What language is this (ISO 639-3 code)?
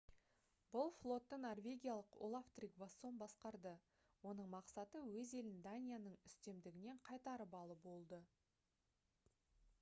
kaz